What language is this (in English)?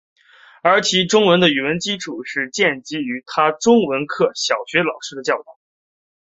Chinese